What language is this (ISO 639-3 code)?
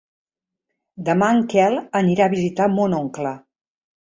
cat